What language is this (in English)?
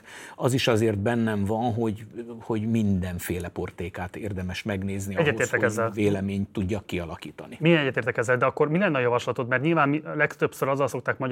Hungarian